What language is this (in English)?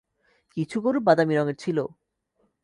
Bangla